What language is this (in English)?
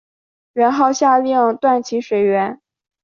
Chinese